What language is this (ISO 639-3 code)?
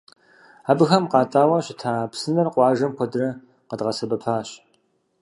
kbd